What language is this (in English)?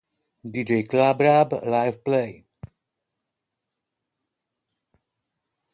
Polish